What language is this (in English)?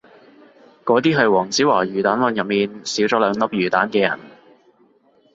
Cantonese